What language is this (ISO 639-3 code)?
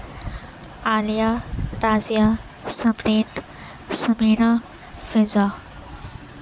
urd